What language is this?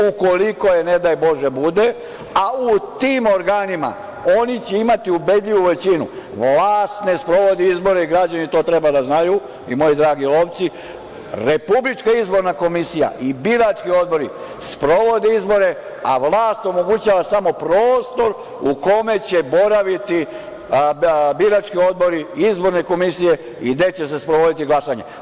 Serbian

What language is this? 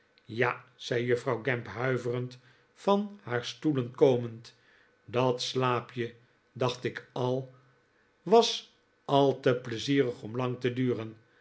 Dutch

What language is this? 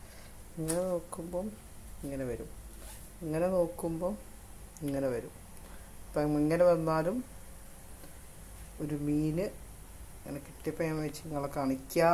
Romanian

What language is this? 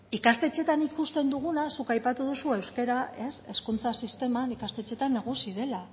Basque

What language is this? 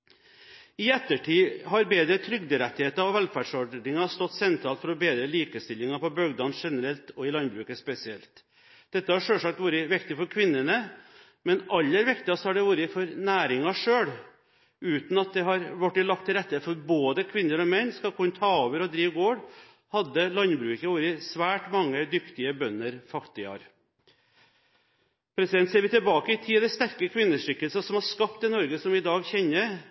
Norwegian Bokmål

